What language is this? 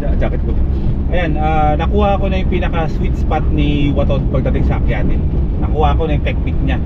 Filipino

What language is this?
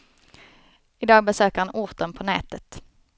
Swedish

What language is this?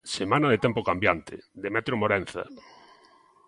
Galician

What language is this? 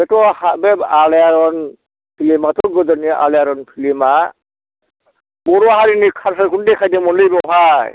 Bodo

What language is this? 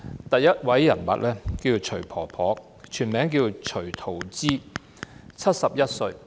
Cantonese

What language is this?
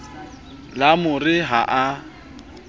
Southern Sotho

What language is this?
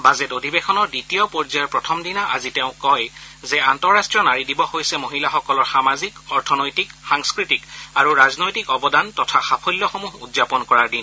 Assamese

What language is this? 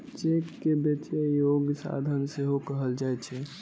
Maithili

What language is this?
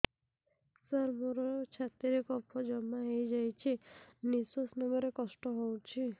Odia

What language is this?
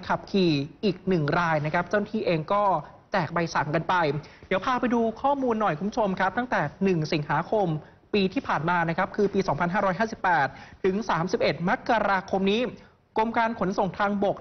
Thai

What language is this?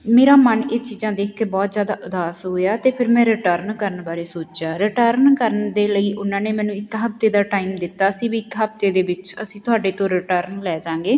Punjabi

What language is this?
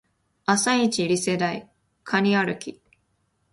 Japanese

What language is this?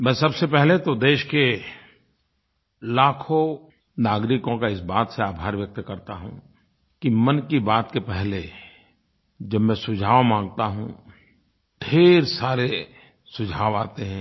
Hindi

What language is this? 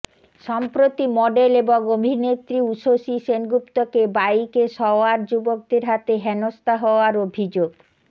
Bangla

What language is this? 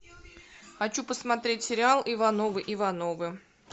Russian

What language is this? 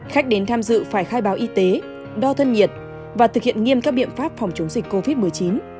Vietnamese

